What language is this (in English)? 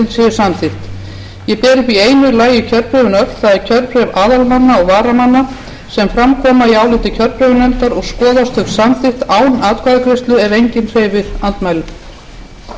Icelandic